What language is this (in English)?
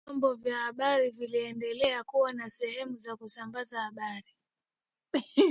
Swahili